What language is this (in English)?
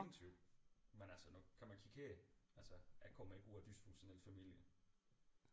Danish